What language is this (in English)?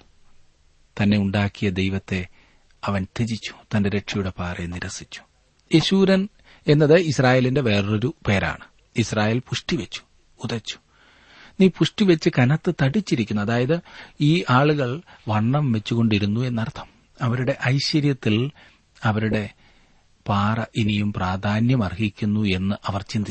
Malayalam